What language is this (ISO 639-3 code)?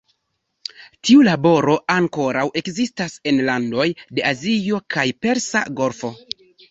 epo